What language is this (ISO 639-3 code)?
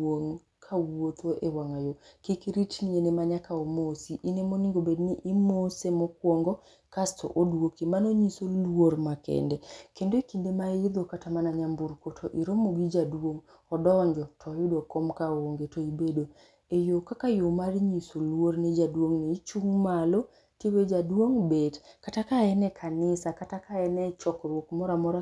luo